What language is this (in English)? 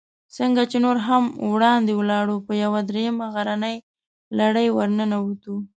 Pashto